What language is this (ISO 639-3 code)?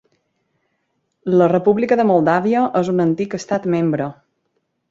cat